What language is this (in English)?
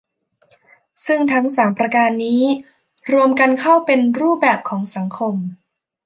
Thai